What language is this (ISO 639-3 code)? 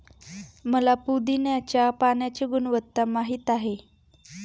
mar